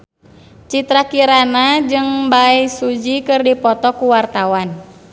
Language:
Sundanese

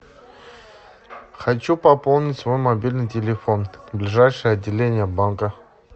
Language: Russian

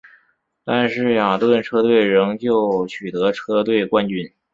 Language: Chinese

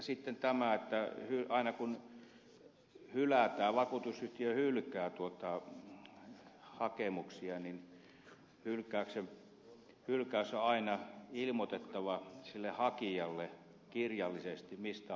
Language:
Finnish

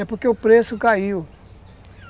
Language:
Portuguese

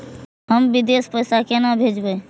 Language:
Maithili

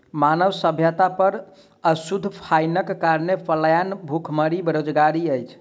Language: Maithili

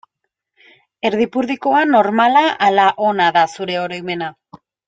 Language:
Basque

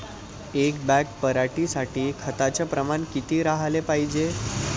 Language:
Marathi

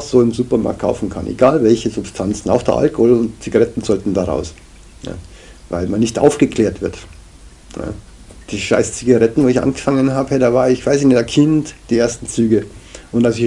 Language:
German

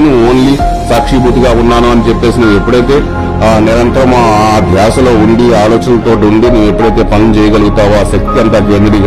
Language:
Telugu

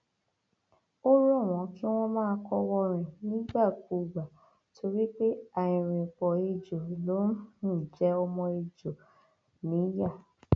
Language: Yoruba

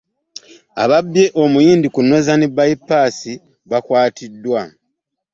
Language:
Ganda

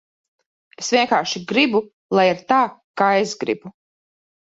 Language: Latvian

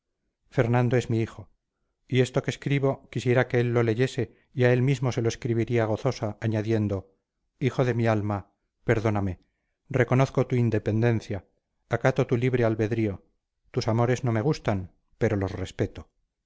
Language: Spanish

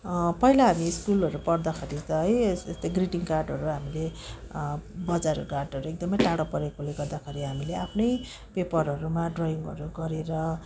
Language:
Nepali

